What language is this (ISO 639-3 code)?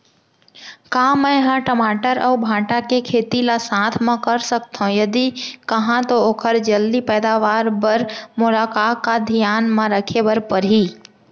hne